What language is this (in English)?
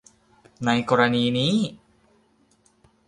Thai